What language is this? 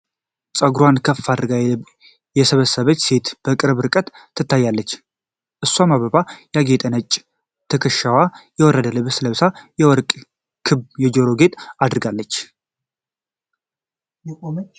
Amharic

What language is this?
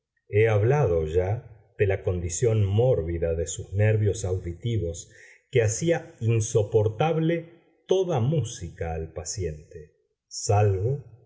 Spanish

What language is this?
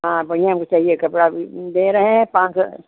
Hindi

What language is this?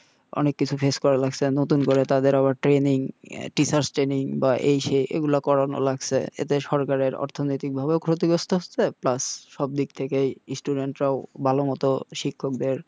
Bangla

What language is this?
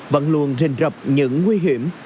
Vietnamese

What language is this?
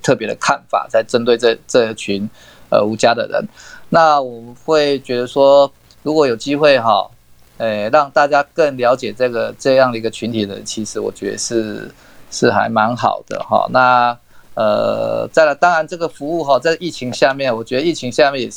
Chinese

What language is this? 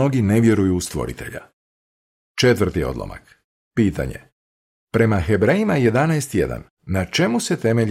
Croatian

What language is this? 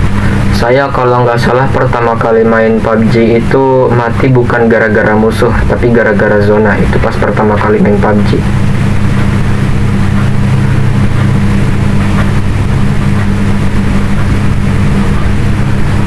Indonesian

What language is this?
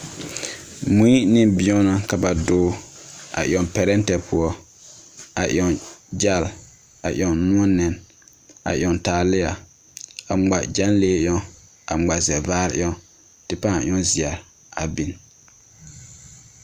Southern Dagaare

